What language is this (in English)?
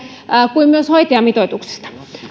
Finnish